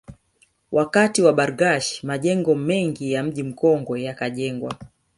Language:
Swahili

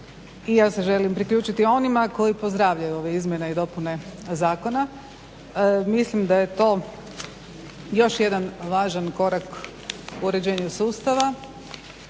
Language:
Croatian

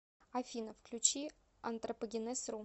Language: Russian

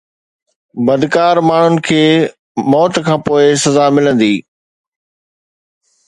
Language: Sindhi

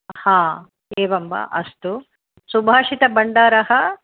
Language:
Sanskrit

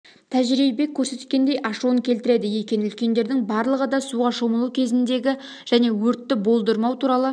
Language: Kazakh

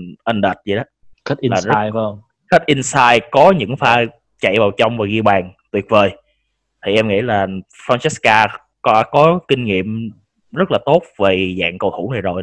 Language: Vietnamese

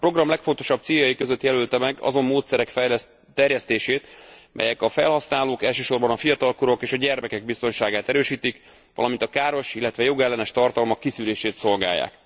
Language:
Hungarian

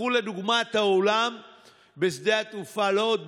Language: Hebrew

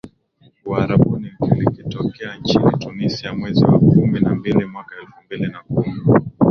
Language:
Swahili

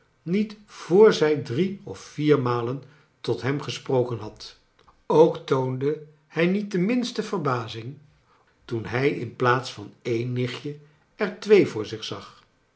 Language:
Dutch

